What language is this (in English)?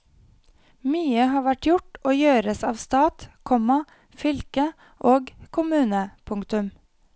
Norwegian